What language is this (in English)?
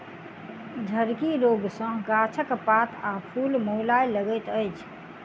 Maithili